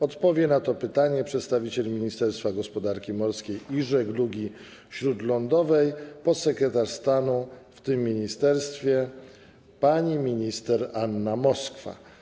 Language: Polish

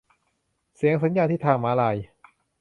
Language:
Thai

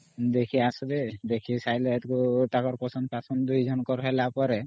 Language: Odia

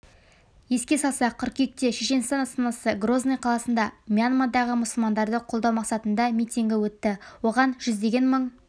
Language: Kazakh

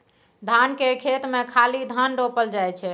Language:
Maithili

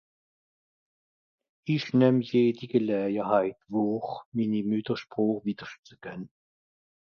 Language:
Swiss German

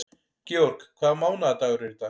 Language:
Icelandic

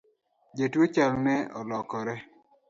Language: Luo (Kenya and Tanzania)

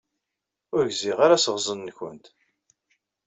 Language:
Kabyle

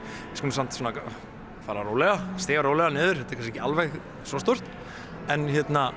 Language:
Icelandic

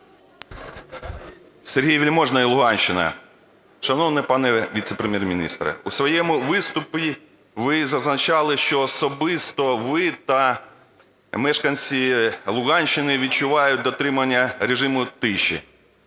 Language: Ukrainian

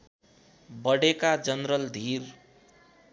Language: Nepali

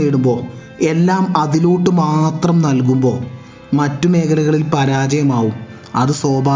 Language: Malayalam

